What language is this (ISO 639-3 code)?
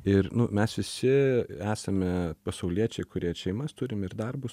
lit